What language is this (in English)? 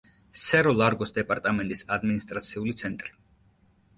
Georgian